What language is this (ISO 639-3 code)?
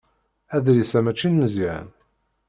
kab